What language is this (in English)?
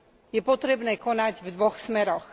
Slovak